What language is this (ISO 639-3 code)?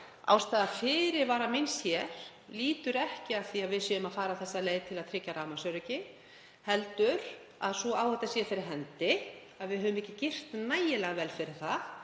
isl